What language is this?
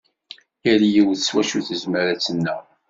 Kabyle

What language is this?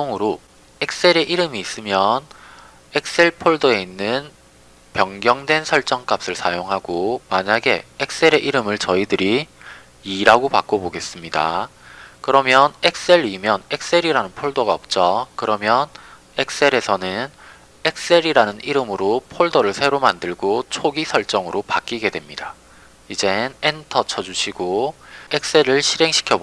Korean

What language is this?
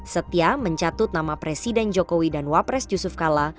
Indonesian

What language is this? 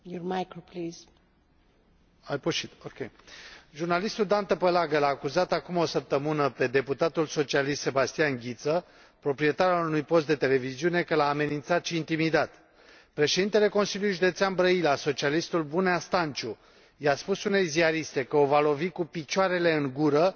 Romanian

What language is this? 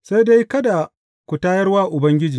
Hausa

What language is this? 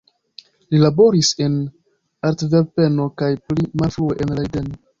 Esperanto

